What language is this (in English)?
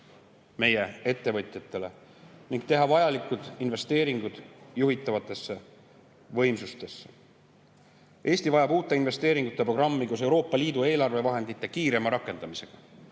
Estonian